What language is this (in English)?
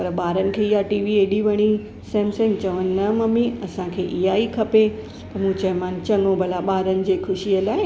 Sindhi